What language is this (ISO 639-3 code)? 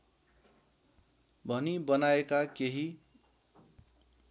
nep